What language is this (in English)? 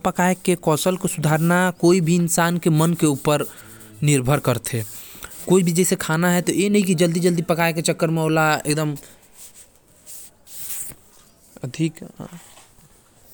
Korwa